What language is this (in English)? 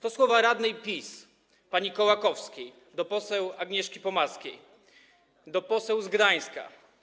Polish